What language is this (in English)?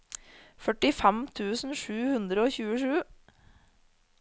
Norwegian